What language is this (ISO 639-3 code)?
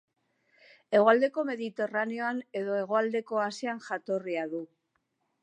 eus